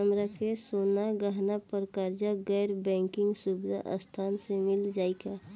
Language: Bhojpuri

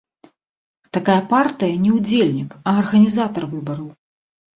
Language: Belarusian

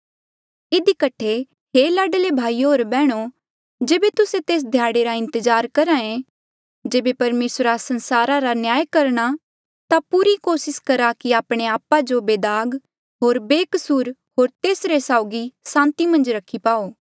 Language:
Mandeali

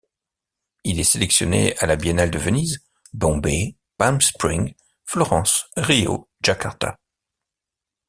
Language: French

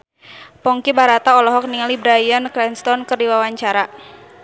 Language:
Sundanese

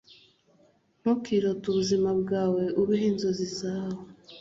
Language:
Kinyarwanda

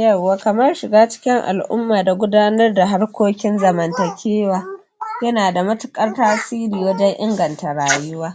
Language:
Hausa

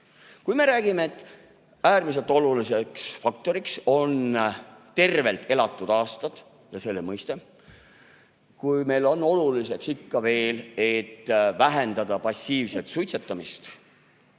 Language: Estonian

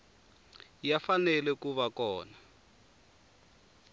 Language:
Tsonga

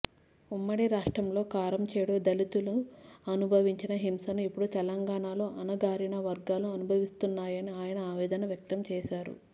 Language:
Telugu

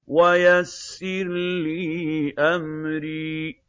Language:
Arabic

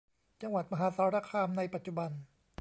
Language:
Thai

